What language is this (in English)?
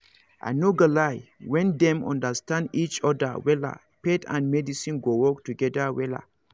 Nigerian Pidgin